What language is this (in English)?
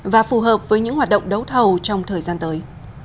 Vietnamese